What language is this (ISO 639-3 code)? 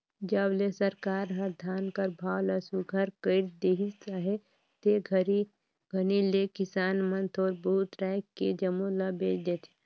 hne